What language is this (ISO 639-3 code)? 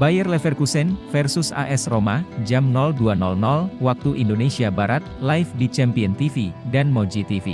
ind